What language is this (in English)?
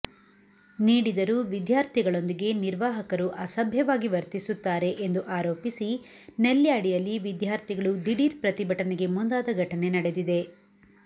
Kannada